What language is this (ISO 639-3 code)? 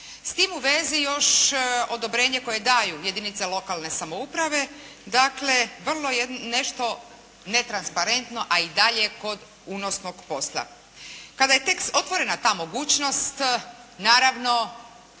hrv